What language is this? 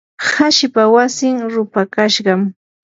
Yanahuanca Pasco Quechua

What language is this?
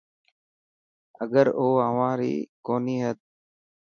Dhatki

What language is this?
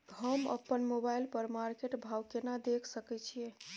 Maithili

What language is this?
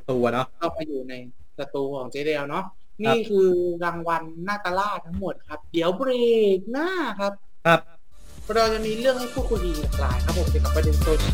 Thai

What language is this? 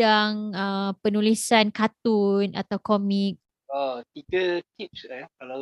Malay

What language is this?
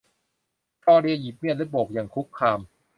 Thai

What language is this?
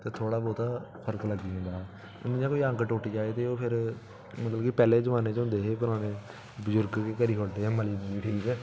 Dogri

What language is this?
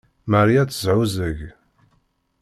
Kabyle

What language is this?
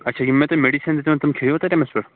Kashmiri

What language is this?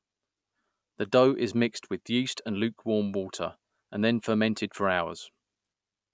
English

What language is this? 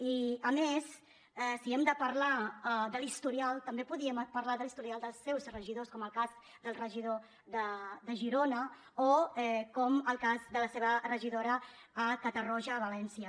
Catalan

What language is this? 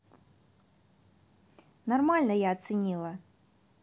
Russian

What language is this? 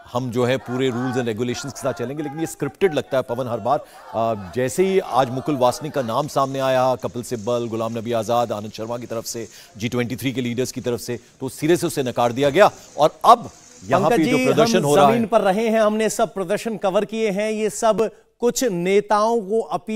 Hindi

